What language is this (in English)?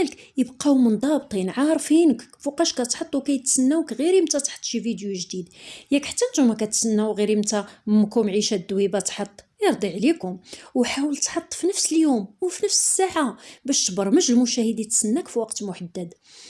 Arabic